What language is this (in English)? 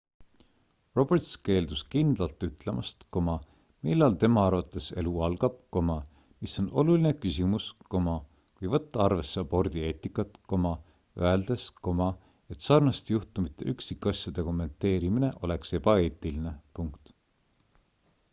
Estonian